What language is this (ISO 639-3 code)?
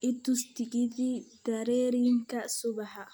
som